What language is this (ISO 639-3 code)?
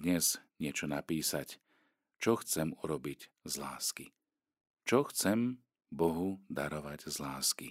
slk